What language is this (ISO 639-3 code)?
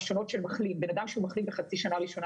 heb